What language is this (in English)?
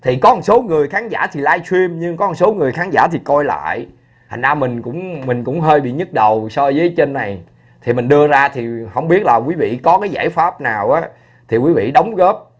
Vietnamese